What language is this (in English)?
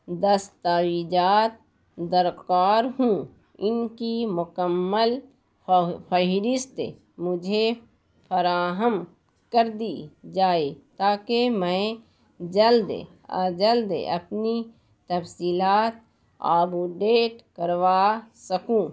Urdu